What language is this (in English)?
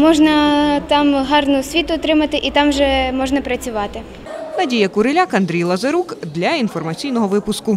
Ukrainian